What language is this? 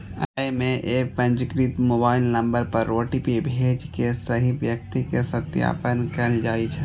Maithili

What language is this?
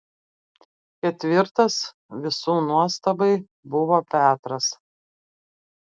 Lithuanian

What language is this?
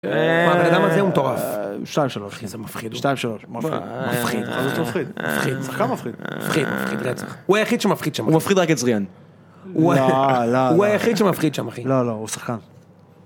Hebrew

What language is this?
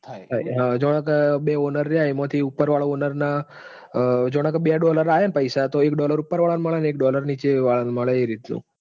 Gujarati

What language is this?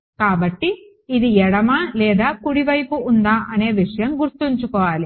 Telugu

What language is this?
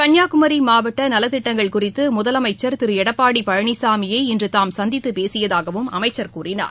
Tamil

